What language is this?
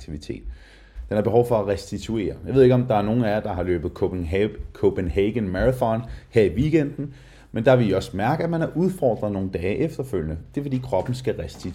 Danish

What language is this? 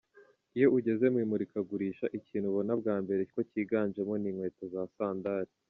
Kinyarwanda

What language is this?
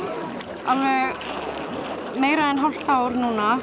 Icelandic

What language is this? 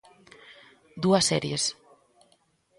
Galician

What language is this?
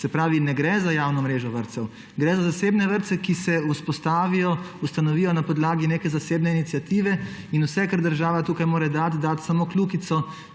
Slovenian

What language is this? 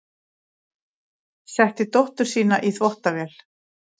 Icelandic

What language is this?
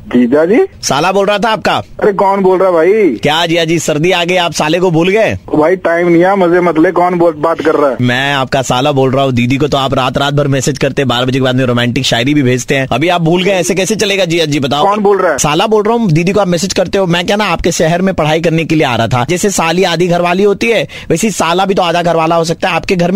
Hindi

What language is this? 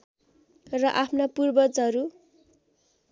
Nepali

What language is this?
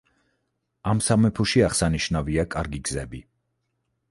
Georgian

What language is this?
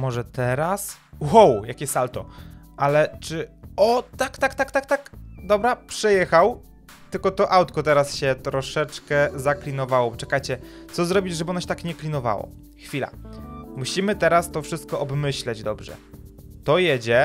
Polish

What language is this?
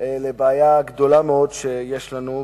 Hebrew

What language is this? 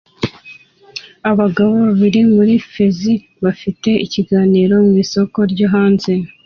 Kinyarwanda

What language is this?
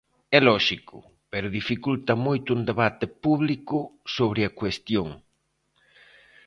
Galician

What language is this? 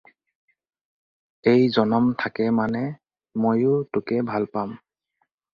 Assamese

